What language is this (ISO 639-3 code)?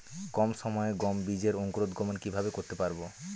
ben